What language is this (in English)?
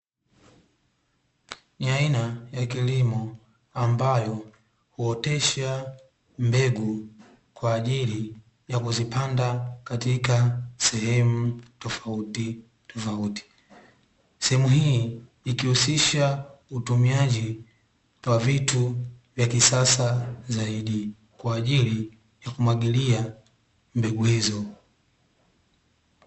Swahili